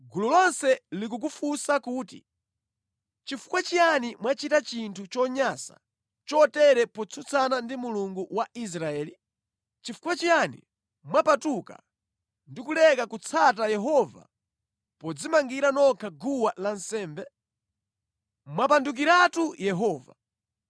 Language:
Nyanja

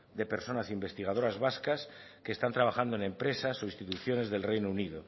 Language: Spanish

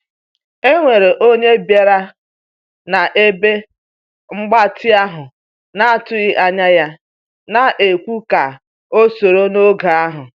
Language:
Igbo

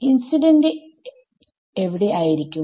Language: Malayalam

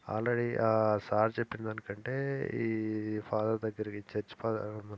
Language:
Telugu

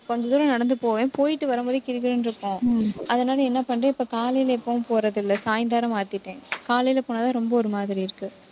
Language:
Tamil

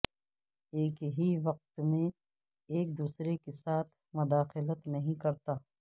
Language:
Urdu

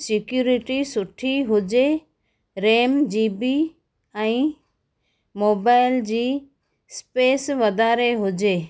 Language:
Sindhi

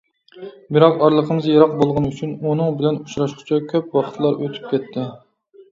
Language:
Uyghur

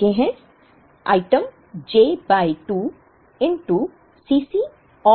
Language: Hindi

